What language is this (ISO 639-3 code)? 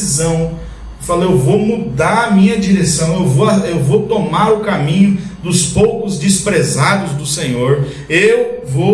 por